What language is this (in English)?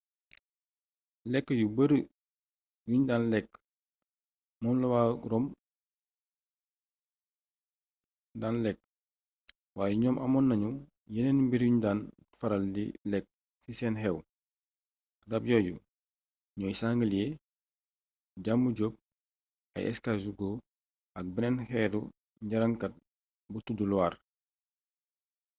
Wolof